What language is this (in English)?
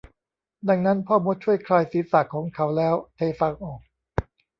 Thai